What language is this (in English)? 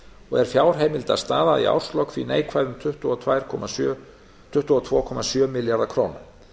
Icelandic